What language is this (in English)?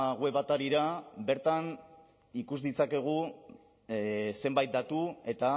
Basque